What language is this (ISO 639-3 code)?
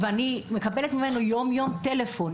heb